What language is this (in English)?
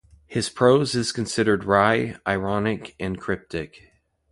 English